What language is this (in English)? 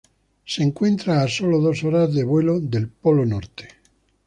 Spanish